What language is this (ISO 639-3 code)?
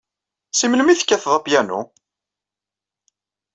kab